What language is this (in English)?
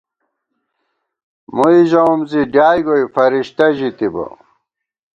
Gawar-Bati